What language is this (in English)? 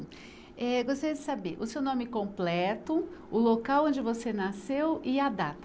Portuguese